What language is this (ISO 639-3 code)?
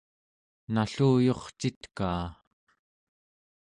esu